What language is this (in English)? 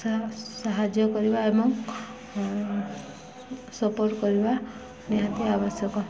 Odia